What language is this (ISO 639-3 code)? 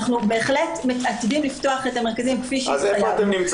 heb